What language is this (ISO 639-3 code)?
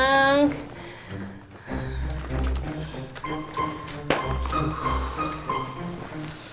ind